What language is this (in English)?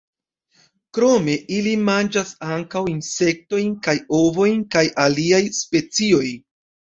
Esperanto